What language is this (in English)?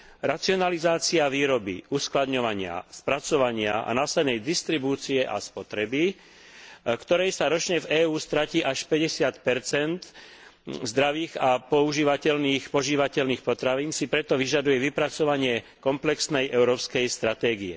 Slovak